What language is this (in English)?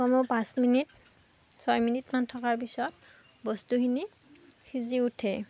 Assamese